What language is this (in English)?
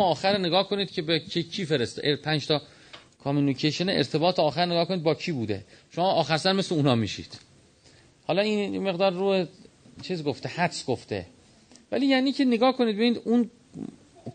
Persian